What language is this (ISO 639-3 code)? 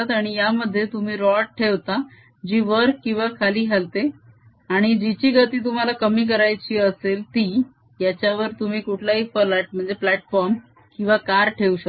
mar